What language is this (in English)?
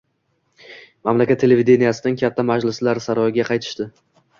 Uzbek